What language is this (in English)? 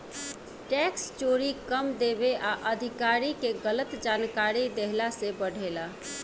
Bhojpuri